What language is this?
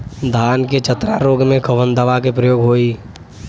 Bhojpuri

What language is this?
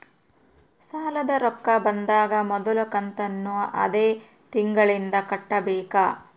Kannada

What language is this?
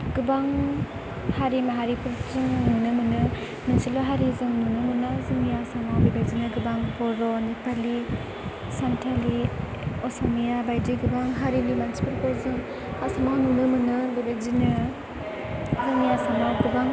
Bodo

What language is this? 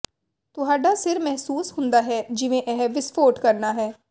Punjabi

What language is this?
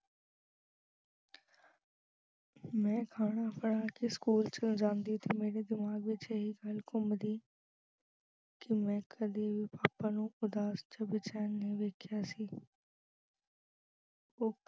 Punjabi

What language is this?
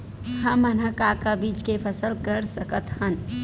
Chhattisgarhi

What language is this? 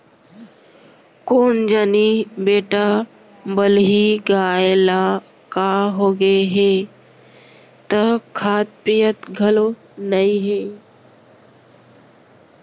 Chhattisgarhi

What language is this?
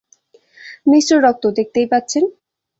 Bangla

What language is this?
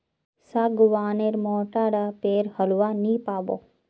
Magahi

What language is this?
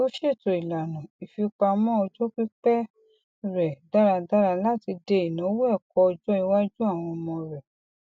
Yoruba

